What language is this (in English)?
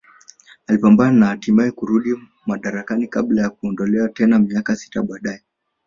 Swahili